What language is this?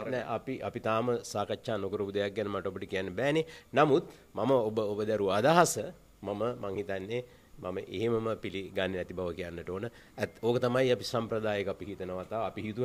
Indonesian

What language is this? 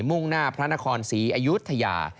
Thai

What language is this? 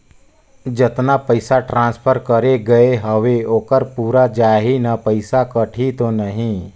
Chhattisgarhi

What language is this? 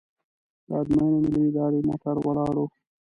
Pashto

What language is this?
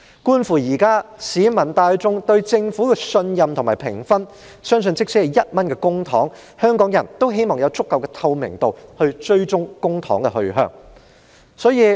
Cantonese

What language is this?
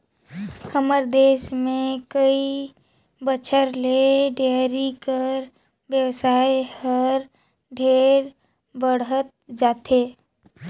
Chhattisgarhi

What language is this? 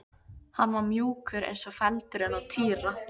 Icelandic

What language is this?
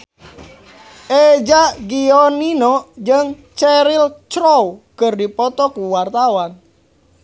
Sundanese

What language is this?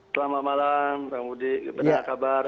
Indonesian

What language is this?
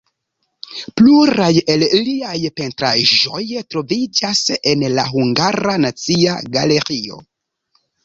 Esperanto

